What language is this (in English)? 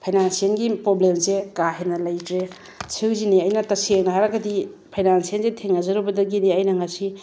Manipuri